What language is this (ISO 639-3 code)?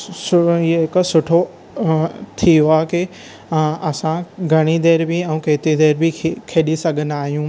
snd